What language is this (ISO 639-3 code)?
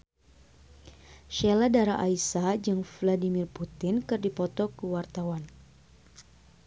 sun